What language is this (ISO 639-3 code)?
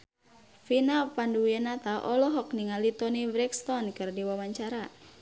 sun